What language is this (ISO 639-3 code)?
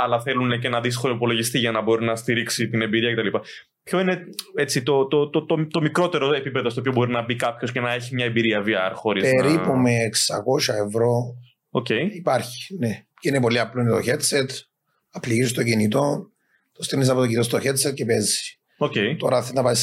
ell